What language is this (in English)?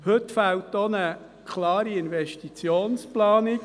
Swiss German